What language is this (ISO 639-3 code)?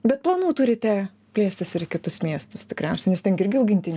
lit